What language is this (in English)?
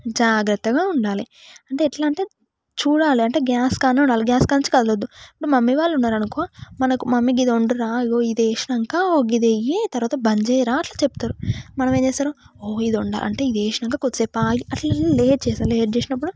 Telugu